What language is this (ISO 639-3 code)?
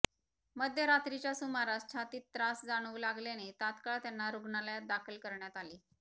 mar